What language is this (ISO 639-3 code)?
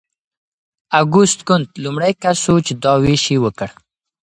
pus